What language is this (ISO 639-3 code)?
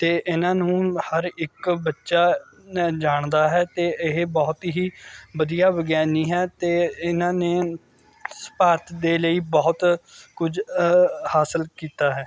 pan